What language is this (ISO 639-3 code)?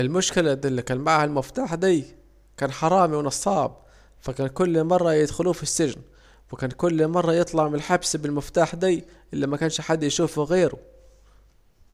aec